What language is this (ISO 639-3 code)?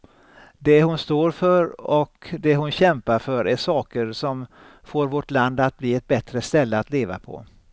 swe